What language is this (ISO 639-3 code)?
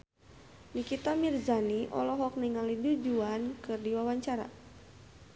sun